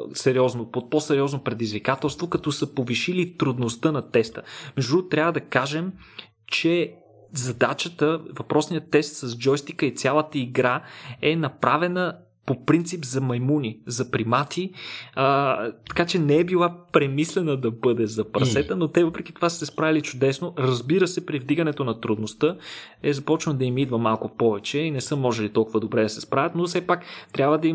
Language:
Bulgarian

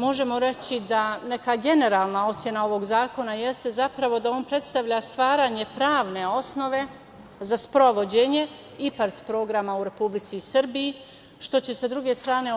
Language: Serbian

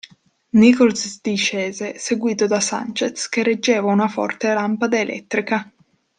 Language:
Italian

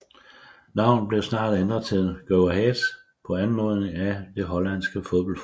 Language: Danish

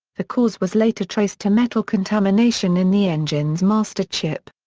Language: English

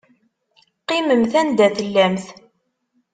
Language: Kabyle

